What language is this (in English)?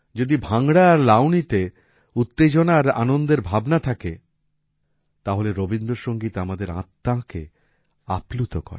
Bangla